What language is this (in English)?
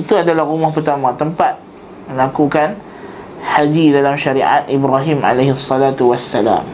Malay